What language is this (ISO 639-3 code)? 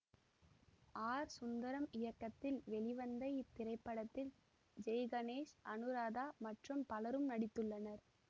tam